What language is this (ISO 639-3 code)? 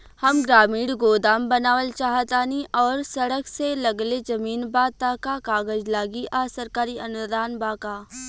bho